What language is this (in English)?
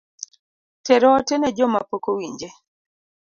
Luo (Kenya and Tanzania)